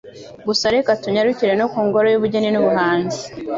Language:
Kinyarwanda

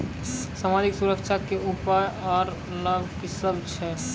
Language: Maithili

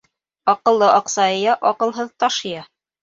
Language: Bashkir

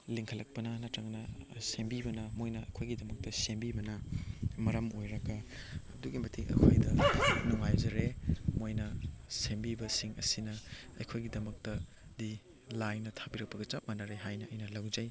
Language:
Manipuri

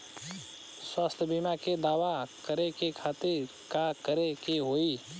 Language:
Bhojpuri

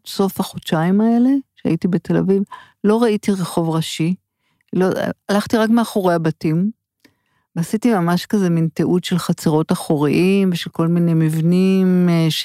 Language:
Hebrew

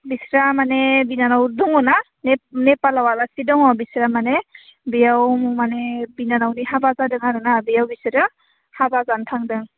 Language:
Bodo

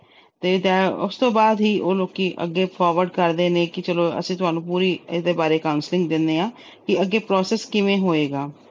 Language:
Punjabi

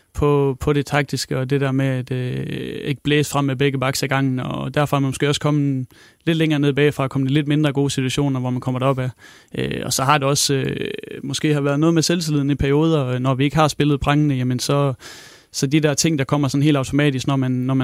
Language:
Danish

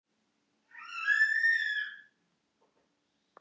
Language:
Icelandic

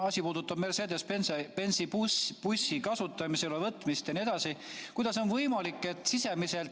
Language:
Estonian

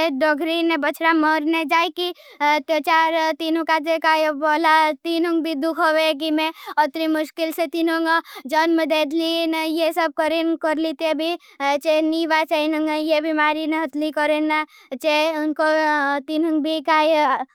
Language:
Bhili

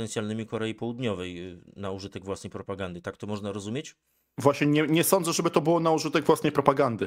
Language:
Polish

